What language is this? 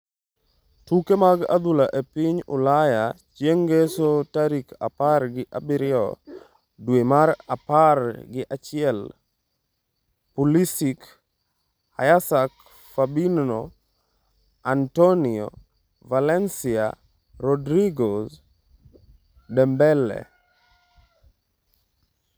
Luo (Kenya and Tanzania)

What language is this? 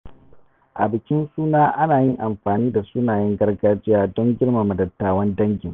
Hausa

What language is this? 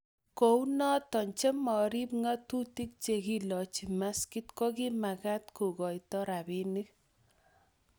Kalenjin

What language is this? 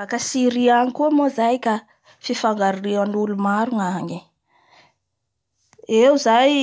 Bara Malagasy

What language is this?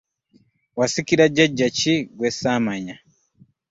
Ganda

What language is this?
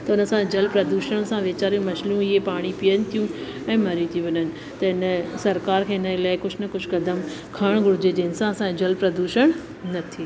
Sindhi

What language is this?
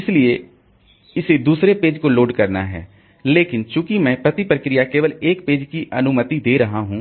Hindi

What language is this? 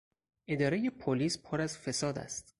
Persian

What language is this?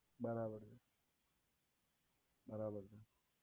Gujarati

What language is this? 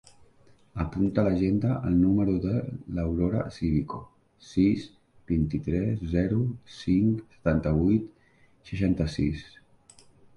Catalan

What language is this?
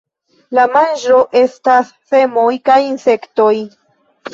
Esperanto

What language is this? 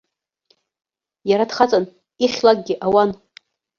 Abkhazian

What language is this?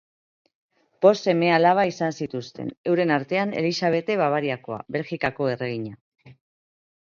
Basque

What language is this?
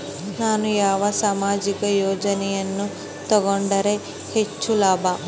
Kannada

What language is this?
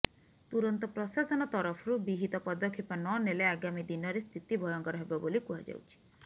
Odia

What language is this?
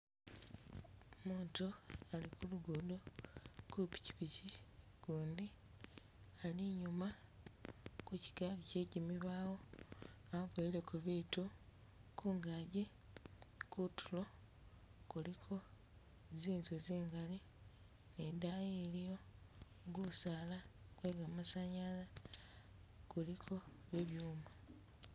Masaaba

